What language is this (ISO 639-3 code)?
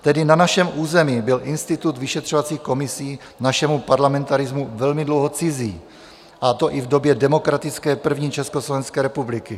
ces